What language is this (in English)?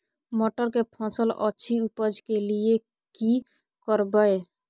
Maithili